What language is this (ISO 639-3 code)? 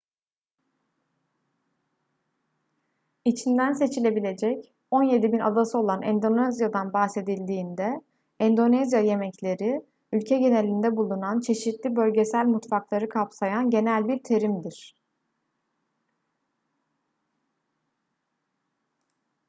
tur